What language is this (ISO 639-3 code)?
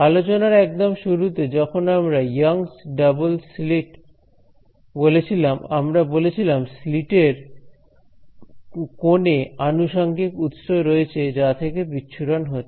ben